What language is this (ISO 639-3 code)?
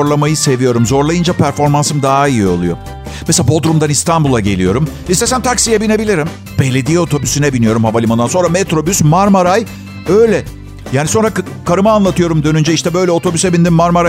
tur